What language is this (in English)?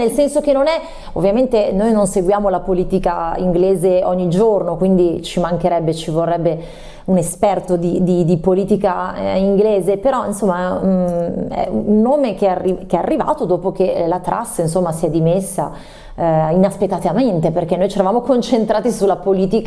Italian